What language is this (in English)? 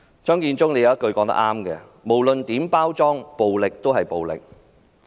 Cantonese